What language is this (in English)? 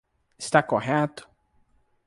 Portuguese